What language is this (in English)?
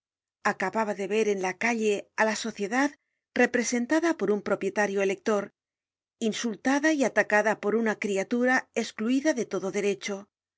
Spanish